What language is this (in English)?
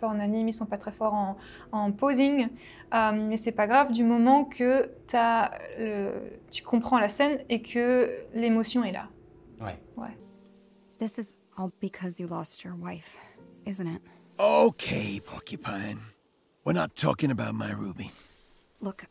French